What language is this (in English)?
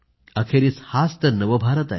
Marathi